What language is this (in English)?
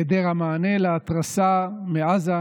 Hebrew